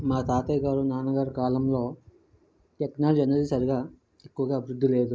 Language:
Telugu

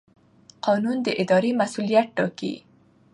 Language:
Pashto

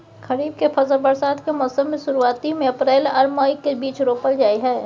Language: Maithili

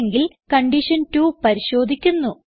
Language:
Malayalam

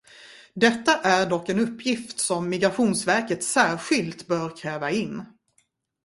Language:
Swedish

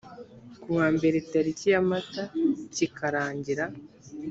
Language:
Kinyarwanda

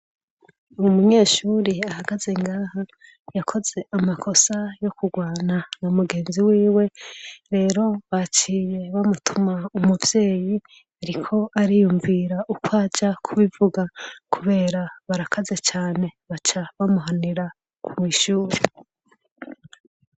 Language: Rundi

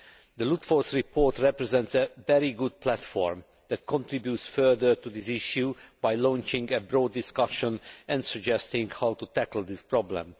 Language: English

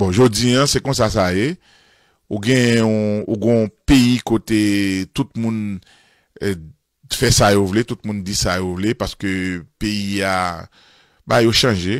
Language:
French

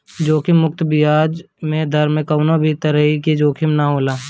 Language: Bhojpuri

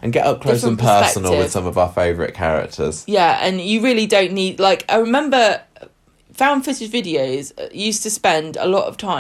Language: English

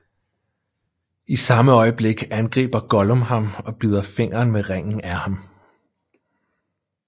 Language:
Danish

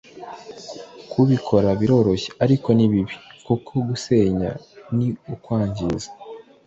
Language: Kinyarwanda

